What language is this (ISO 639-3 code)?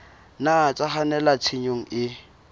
sot